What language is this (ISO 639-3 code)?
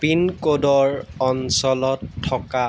asm